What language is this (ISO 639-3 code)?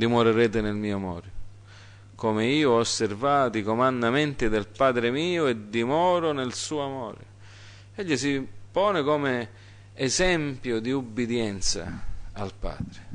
ita